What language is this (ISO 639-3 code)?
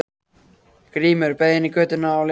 isl